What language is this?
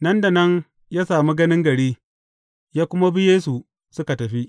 Hausa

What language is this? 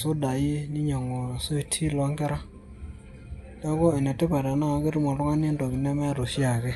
Masai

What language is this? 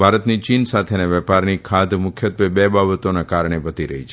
Gujarati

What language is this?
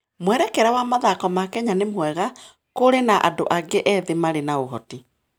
Kikuyu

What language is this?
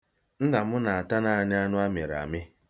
Igbo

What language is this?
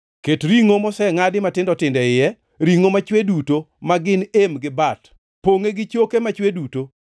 Luo (Kenya and Tanzania)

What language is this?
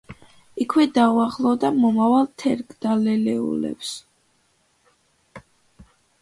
Georgian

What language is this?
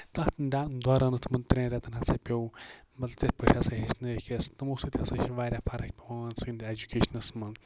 Kashmiri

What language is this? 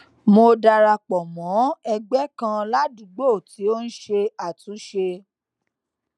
Yoruba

